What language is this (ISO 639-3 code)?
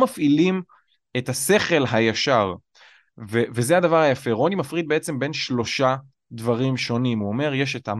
heb